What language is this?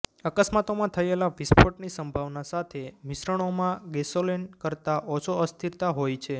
Gujarati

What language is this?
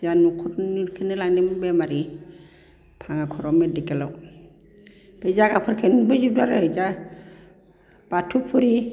Bodo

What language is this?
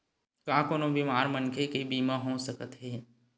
Chhattisgarhi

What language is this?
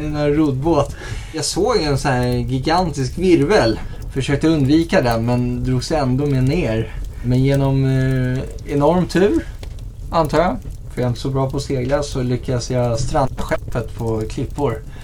Swedish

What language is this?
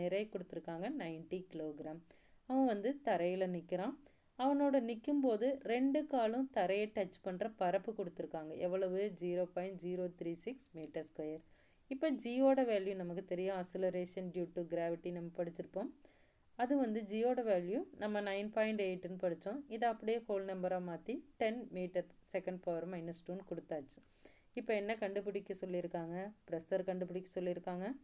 Tamil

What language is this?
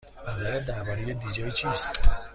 Persian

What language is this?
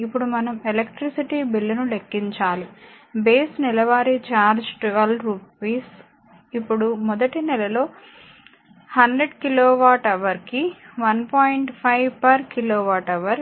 Telugu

